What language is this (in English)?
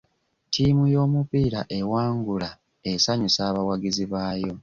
Ganda